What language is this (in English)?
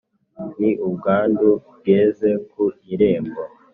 Kinyarwanda